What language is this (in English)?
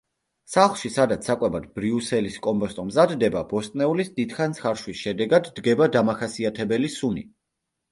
Georgian